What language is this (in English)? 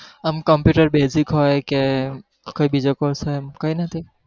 Gujarati